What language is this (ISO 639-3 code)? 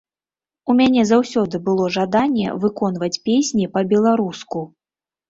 bel